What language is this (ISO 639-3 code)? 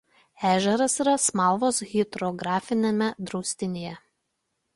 lit